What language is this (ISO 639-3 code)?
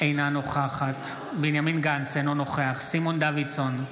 heb